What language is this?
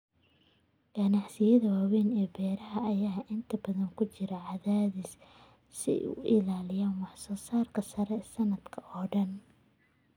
Somali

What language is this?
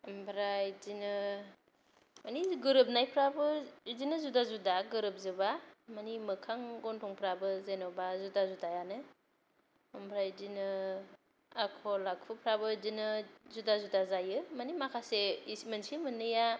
Bodo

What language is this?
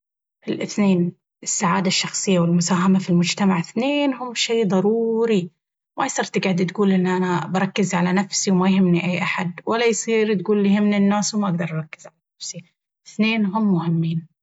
Baharna Arabic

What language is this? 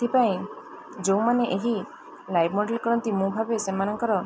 Odia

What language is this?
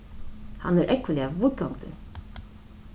Faroese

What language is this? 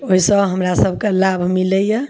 Maithili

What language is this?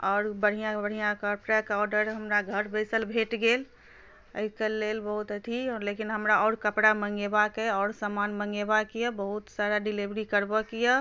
Maithili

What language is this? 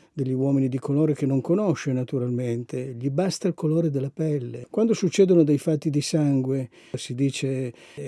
Italian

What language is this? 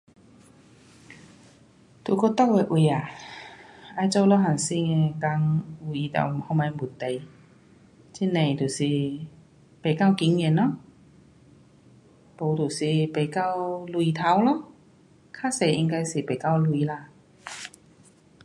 Pu-Xian Chinese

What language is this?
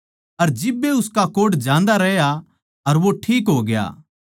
Haryanvi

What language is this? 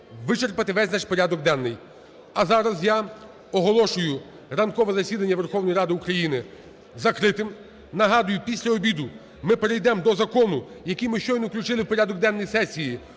Ukrainian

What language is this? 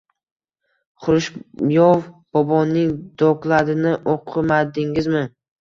Uzbek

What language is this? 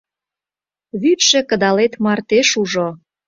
Mari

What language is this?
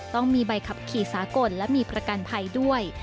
Thai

